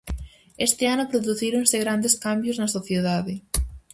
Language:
Galician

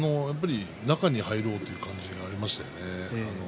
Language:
Japanese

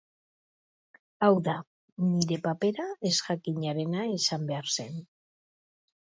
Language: Basque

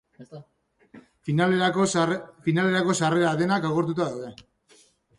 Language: Basque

